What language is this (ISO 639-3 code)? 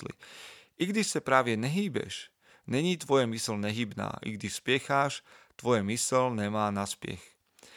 slk